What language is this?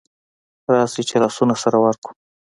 Pashto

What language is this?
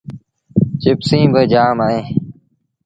Sindhi Bhil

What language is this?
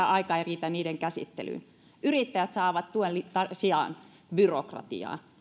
Finnish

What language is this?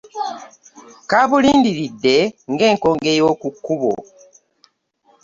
Ganda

